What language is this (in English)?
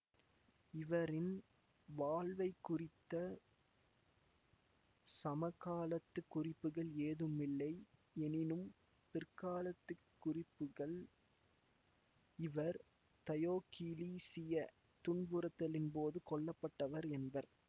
Tamil